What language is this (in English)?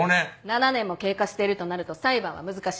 Japanese